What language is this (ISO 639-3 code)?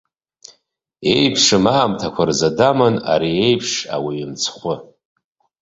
abk